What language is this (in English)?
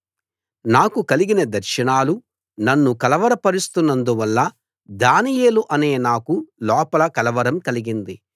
Telugu